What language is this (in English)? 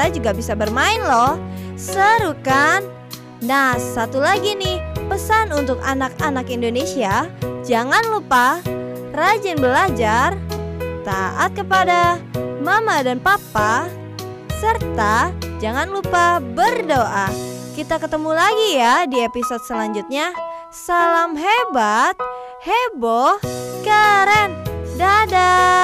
Indonesian